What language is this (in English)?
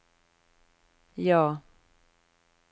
Norwegian